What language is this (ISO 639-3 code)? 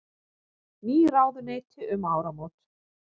isl